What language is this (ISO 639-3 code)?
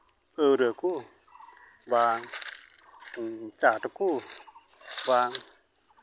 sat